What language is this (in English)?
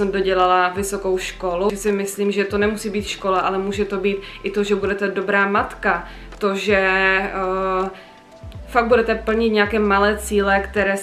Czech